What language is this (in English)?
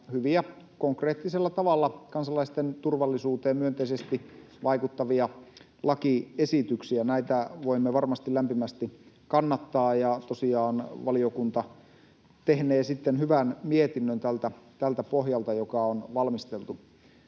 Finnish